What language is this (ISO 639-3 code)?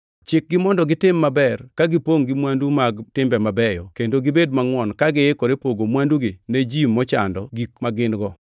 luo